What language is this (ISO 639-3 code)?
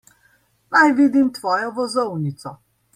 slv